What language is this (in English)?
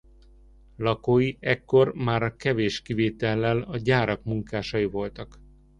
Hungarian